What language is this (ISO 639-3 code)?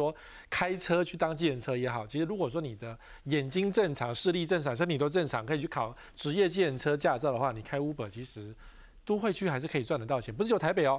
zho